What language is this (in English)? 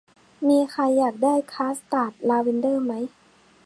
Thai